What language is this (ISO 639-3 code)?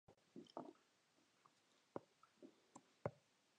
fry